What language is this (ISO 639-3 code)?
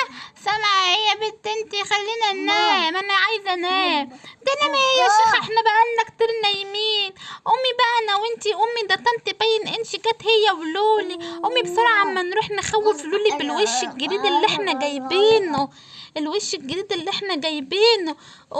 ara